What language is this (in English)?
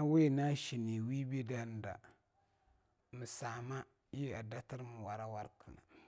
Longuda